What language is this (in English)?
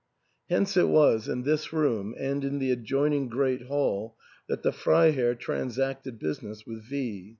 English